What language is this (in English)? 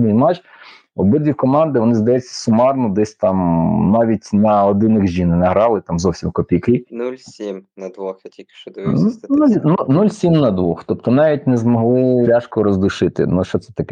Ukrainian